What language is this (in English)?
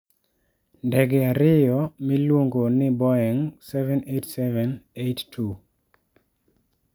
Luo (Kenya and Tanzania)